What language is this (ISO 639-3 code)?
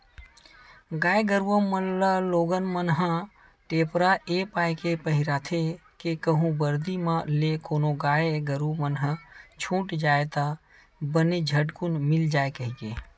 hne